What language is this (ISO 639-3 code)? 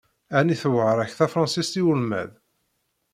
kab